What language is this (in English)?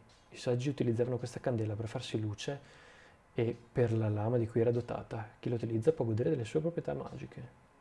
Italian